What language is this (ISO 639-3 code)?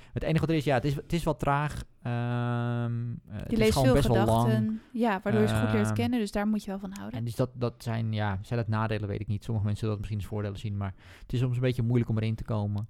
nld